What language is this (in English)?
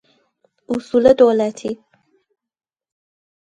Persian